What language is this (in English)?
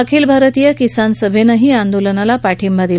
Marathi